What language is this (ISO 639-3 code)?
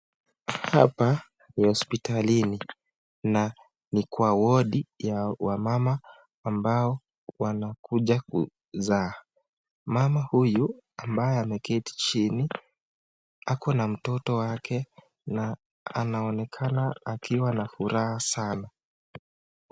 swa